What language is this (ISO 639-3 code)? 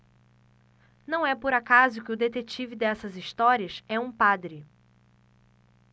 por